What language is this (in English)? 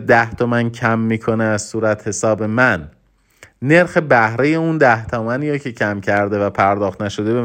Persian